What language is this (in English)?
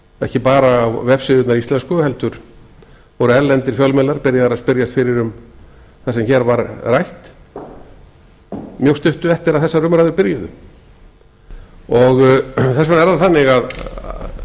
Icelandic